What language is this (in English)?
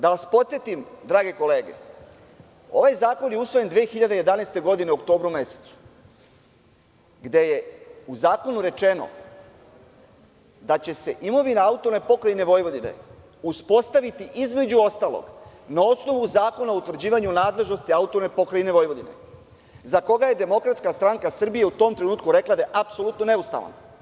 Serbian